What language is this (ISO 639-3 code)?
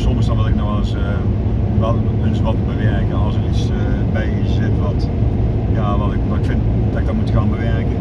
nld